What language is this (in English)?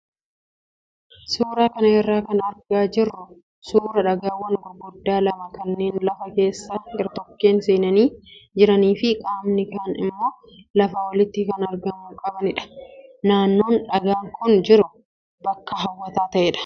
Oromo